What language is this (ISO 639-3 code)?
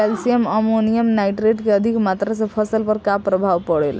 bho